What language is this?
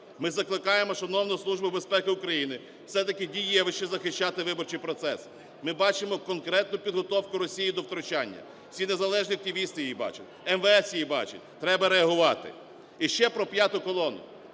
Ukrainian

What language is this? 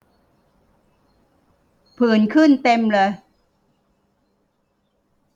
Thai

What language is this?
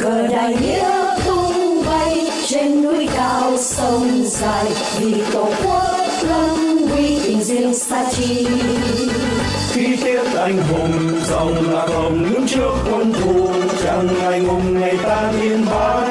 Vietnamese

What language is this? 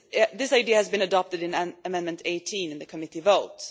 English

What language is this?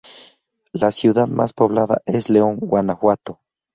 Spanish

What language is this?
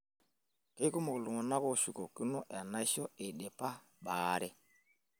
Masai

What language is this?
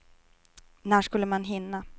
Swedish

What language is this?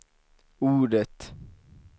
Swedish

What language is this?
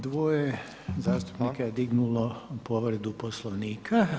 Croatian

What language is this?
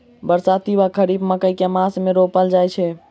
Maithili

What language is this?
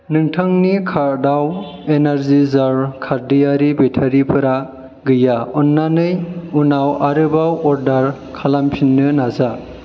Bodo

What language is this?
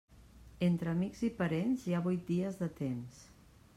Catalan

